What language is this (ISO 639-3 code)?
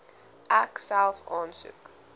afr